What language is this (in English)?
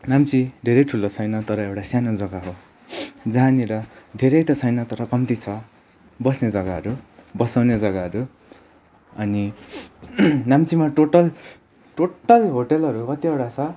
Nepali